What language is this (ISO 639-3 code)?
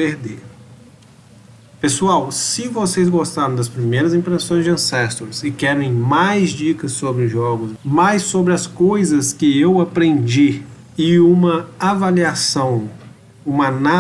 por